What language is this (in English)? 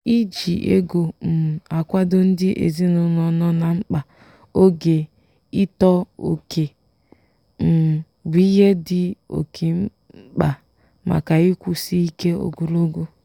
Igbo